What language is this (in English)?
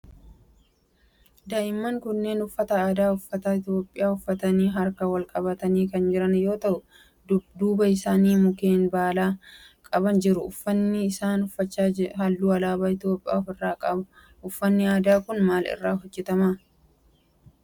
Oromo